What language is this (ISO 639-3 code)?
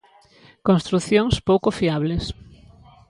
glg